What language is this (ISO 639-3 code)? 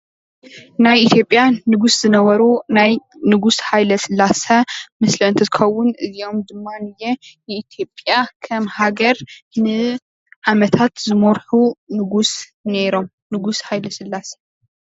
tir